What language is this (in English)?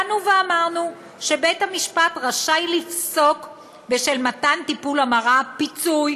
Hebrew